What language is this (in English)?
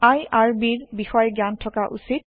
Assamese